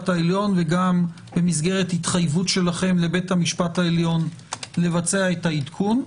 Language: Hebrew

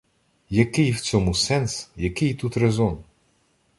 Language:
Ukrainian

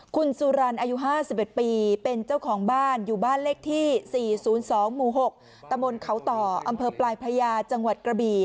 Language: Thai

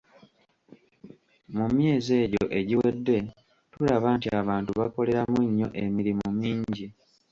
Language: Ganda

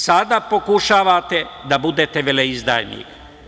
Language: Serbian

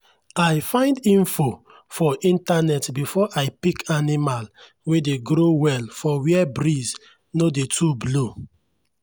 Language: Nigerian Pidgin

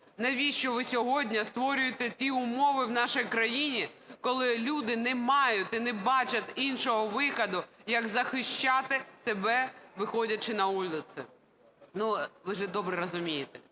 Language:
Ukrainian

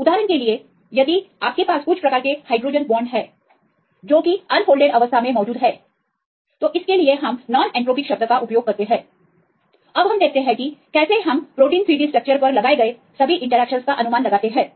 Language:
Hindi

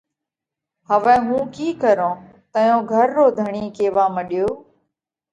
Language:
Parkari Koli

